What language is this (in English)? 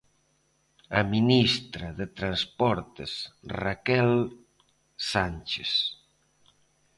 Galician